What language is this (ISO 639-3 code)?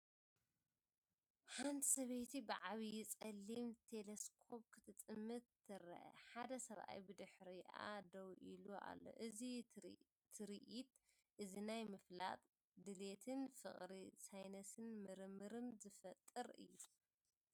tir